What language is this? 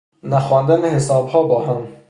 Persian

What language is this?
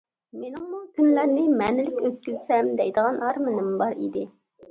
Uyghur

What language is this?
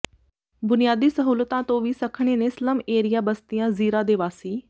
Punjabi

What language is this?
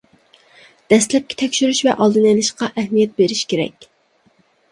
Uyghur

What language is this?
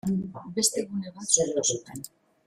Basque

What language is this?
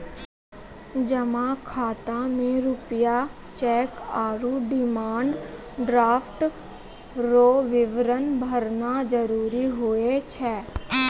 Maithili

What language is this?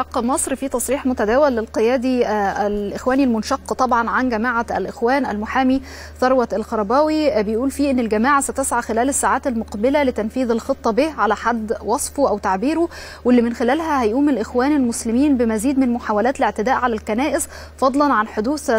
Arabic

